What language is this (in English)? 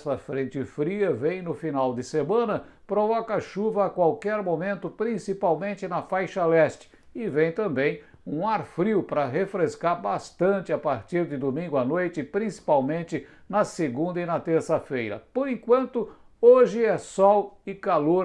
Portuguese